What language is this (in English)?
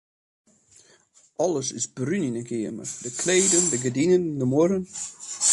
Western Frisian